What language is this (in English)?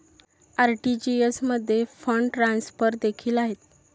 Marathi